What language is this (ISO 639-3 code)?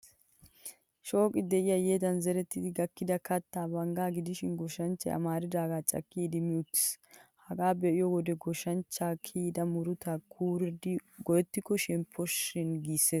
wal